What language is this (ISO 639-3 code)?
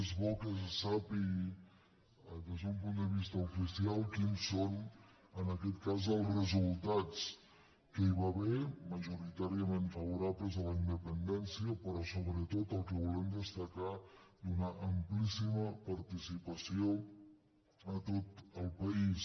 cat